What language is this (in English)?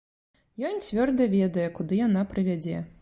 Belarusian